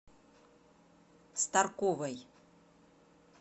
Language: Russian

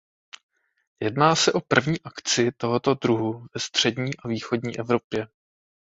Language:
Czech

